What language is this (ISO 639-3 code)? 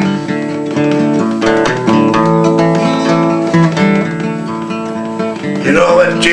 eng